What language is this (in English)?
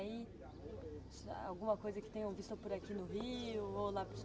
Portuguese